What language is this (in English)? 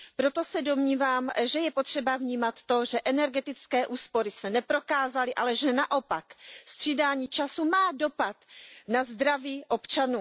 Czech